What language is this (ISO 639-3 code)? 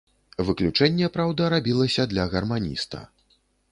bel